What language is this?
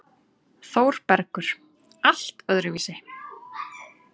Icelandic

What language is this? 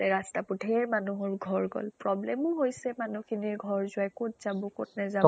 Assamese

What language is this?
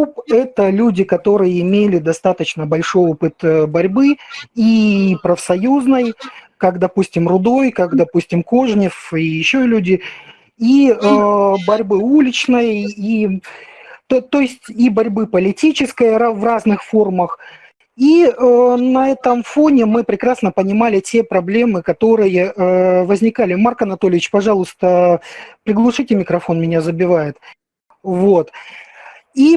Russian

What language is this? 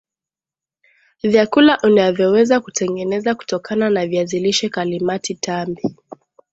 Swahili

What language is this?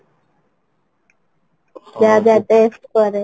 Odia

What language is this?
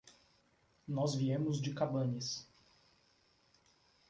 Portuguese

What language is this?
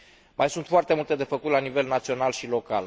Romanian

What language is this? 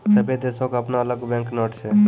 Maithili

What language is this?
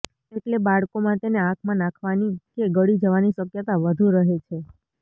Gujarati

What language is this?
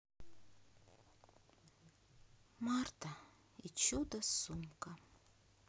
Russian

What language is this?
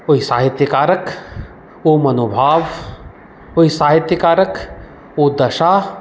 Maithili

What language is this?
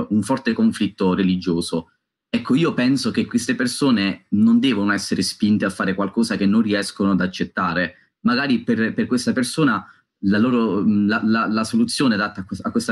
Italian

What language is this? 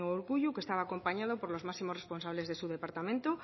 Spanish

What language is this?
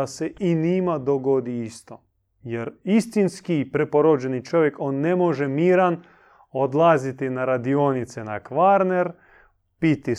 Croatian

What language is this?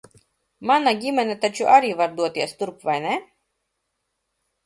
Latvian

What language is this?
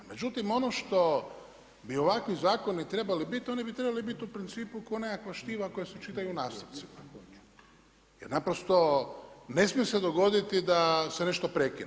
Croatian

